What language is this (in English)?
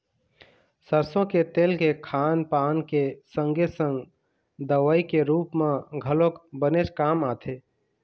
Chhattisgarhi